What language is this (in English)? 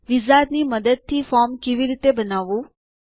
Gujarati